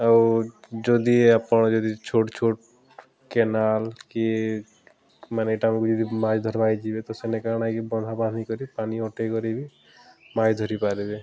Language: Odia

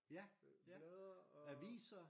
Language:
Danish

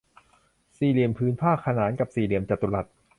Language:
Thai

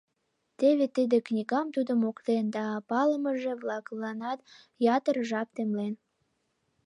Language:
Mari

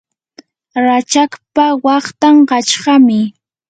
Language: Yanahuanca Pasco Quechua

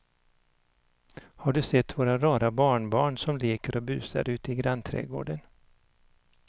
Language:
Swedish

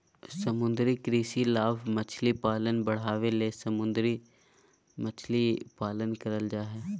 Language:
Magahi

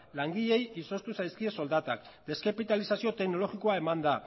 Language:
Basque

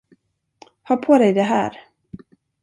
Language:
Swedish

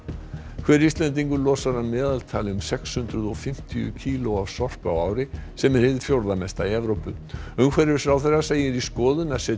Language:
Icelandic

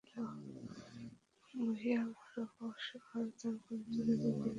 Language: Bangla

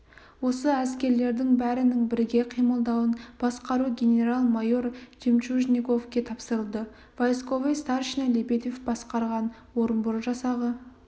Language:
Kazakh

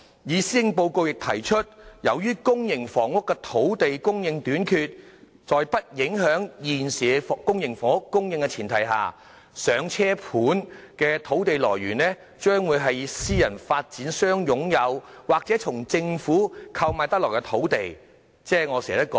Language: Cantonese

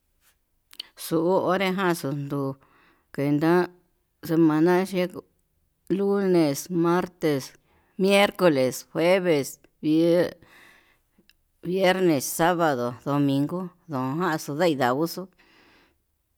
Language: Yutanduchi Mixtec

